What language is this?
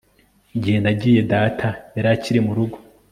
Kinyarwanda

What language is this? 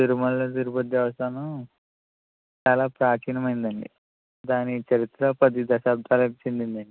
Telugu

